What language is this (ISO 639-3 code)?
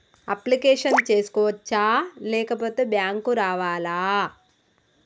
tel